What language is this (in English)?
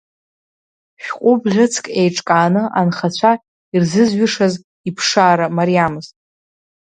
Abkhazian